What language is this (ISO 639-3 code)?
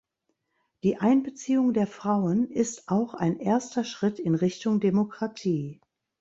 deu